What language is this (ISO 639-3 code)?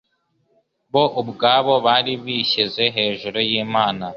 kin